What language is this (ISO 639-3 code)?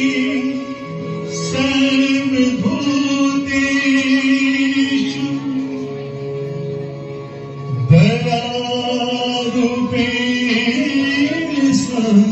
ron